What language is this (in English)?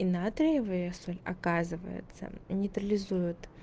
Russian